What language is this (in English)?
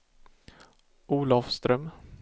Swedish